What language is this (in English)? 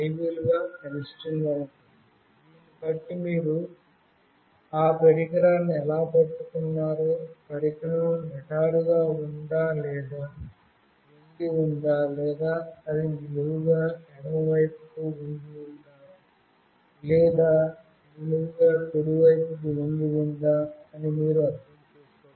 Telugu